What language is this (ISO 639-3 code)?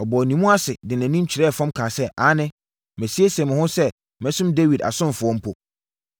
aka